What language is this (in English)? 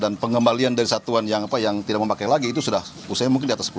Indonesian